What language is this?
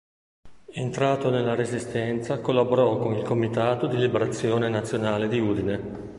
Italian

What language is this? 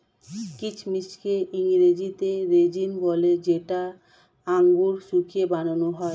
Bangla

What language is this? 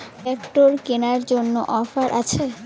Bangla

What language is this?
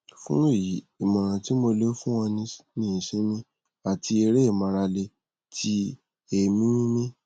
Yoruba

